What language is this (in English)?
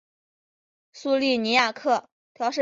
Chinese